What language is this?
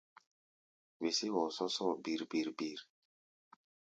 Gbaya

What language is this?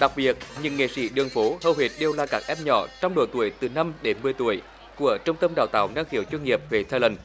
Vietnamese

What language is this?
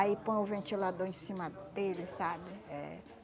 Portuguese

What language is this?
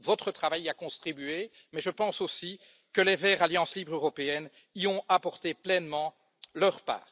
French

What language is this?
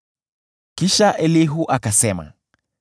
Swahili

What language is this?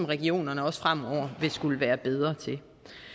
Danish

